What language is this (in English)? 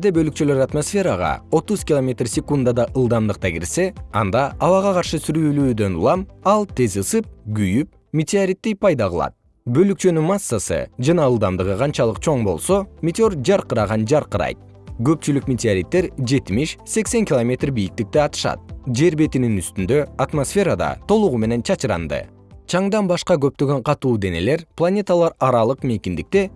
Kyrgyz